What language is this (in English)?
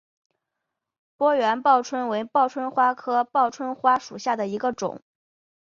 Chinese